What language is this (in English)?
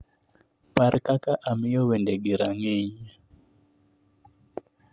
Luo (Kenya and Tanzania)